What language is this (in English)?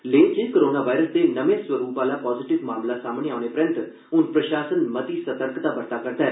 Dogri